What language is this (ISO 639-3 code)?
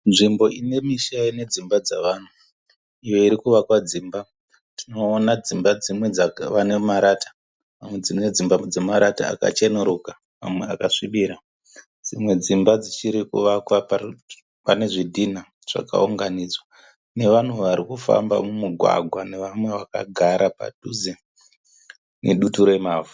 sna